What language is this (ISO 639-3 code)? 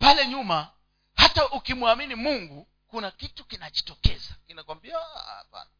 swa